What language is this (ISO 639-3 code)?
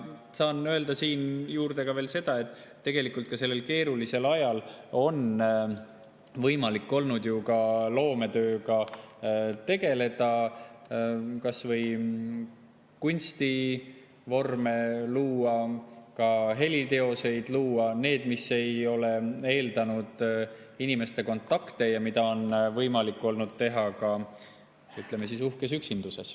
est